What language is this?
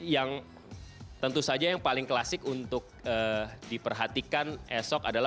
Indonesian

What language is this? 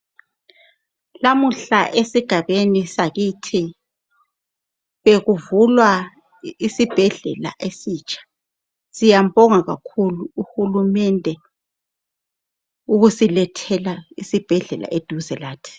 North Ndebele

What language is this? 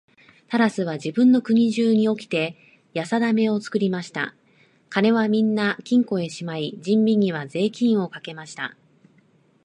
Japanese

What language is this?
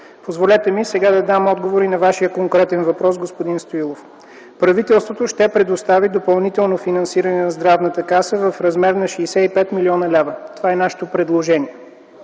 Bulgarian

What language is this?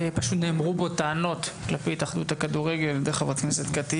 Hebrew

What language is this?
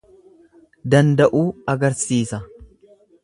Oromo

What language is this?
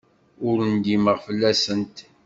Kabyle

